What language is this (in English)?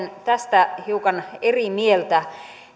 Finnish